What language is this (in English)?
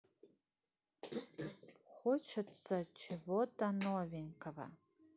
Russian